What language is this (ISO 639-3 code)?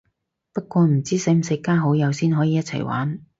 yue